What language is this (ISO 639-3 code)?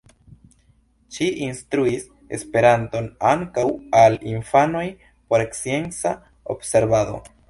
epo